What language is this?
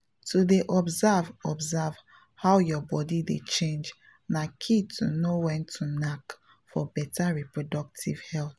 Nigerian Pidgin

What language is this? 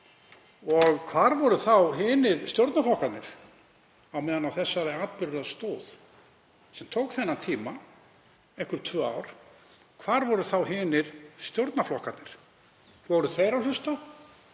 Icelandic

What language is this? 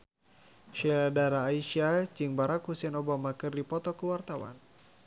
Sundanese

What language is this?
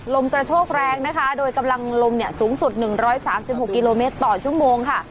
Thai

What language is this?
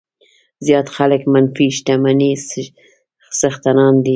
Pashto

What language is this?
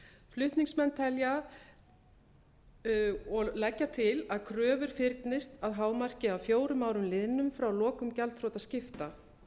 Icelandic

